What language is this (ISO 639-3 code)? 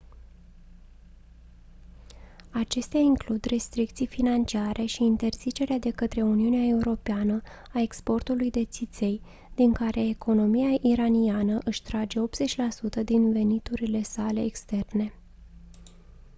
ron